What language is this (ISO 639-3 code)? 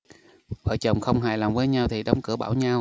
vie